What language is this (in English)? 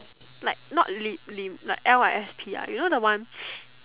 English